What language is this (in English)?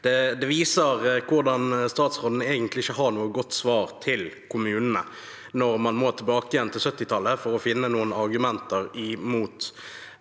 Norwegian